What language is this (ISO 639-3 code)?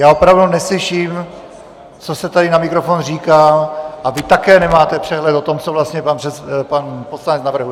ces